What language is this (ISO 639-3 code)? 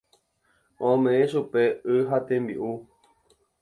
grn